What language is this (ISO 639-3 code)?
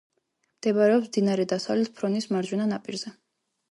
kat